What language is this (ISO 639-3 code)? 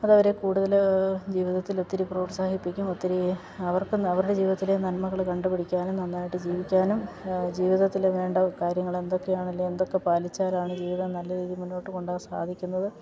mal